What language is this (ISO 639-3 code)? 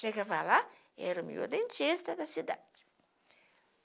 por